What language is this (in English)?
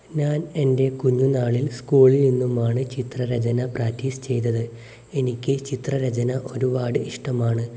Malayalam